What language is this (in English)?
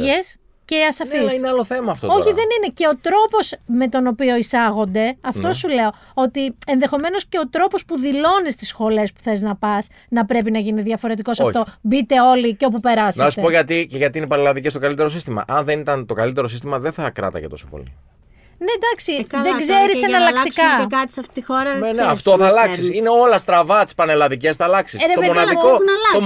Greek